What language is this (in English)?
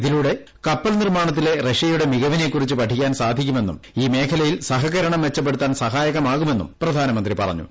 Malayalam